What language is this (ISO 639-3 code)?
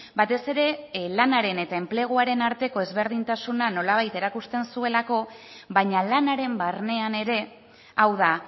eus